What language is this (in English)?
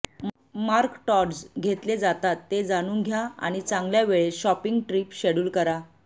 Marathi